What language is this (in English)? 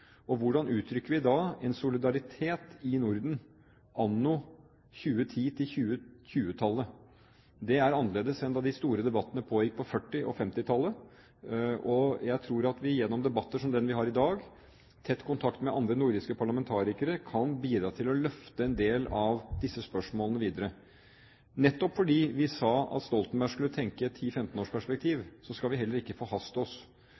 Norwegian Bokmål